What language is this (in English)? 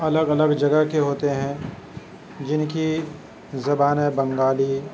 Urdu